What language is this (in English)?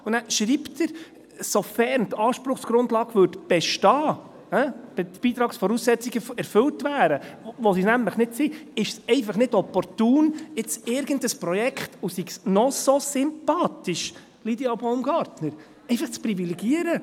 Swiss German